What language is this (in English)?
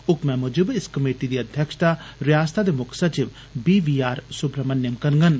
Dogri